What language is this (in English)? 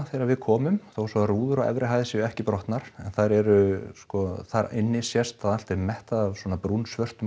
Icelandic